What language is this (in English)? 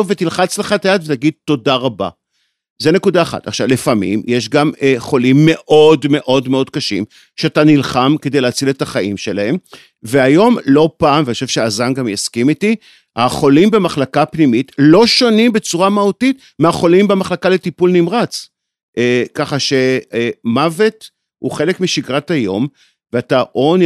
Hebrew